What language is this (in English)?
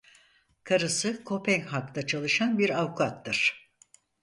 Turkish